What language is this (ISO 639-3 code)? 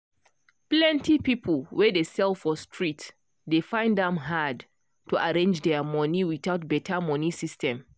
pcm